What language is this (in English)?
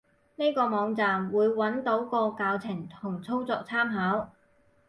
Cantonese